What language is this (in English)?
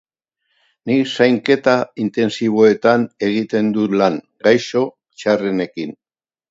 Basque